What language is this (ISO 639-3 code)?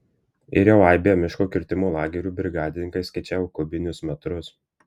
lit